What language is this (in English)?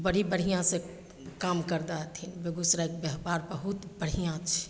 Maithili